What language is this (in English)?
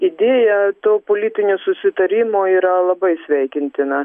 Lithuanian